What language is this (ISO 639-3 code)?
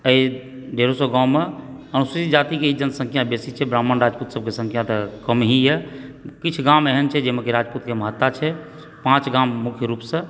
mai